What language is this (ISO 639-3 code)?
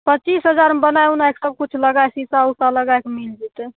mai